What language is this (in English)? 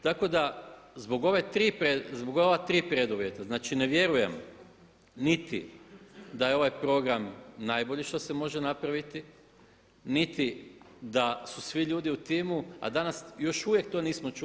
Croatian